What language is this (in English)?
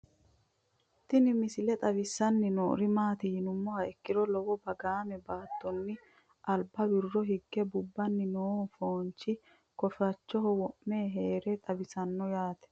Sidamo